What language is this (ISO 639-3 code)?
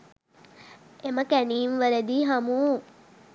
sin